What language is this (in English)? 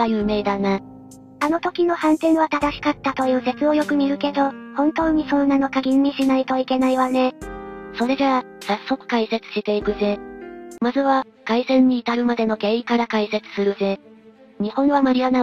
Japanese